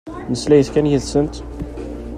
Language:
Kabyle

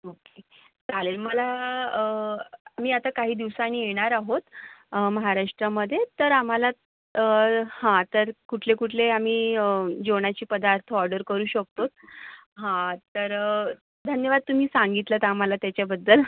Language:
Marathi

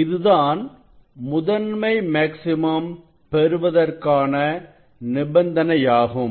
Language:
Tamil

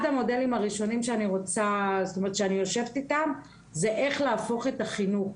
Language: Hebrew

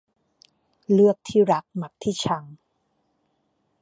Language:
Thai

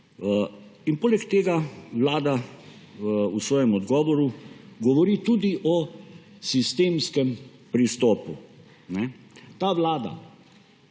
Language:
Slovenian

